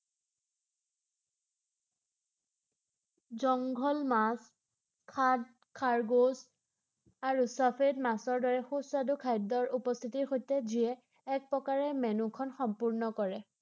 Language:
Assamese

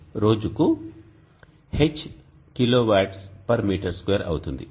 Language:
Telugu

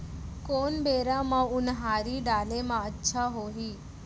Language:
Chhattisgarhi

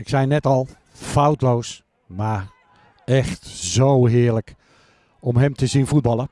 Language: Dutch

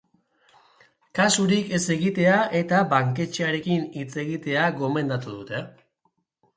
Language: Basque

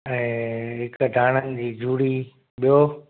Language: Sindhi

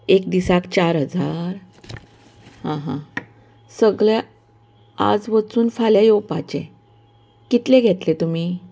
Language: Konkani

